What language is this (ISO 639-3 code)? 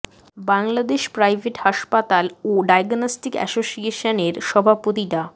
ben